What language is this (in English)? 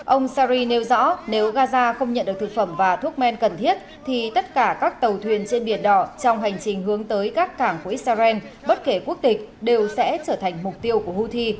Vietnamese